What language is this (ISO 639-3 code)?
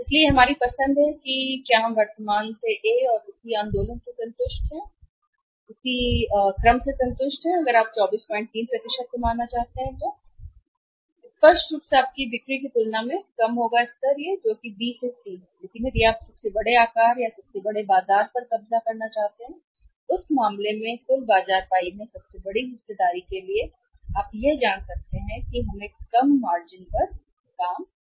hin